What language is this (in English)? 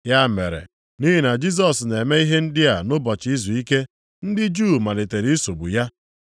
Igbo